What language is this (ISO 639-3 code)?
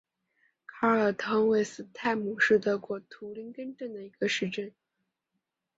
zho